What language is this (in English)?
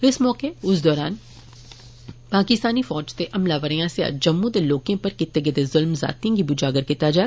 Dogri